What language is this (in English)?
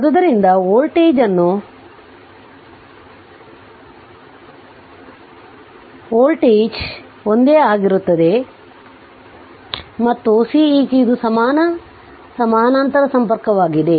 Kannada